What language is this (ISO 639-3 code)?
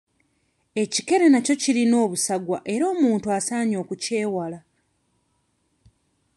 lug